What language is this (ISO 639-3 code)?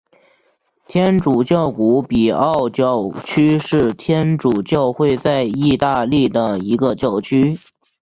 zho